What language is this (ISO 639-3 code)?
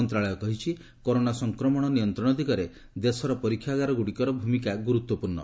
ori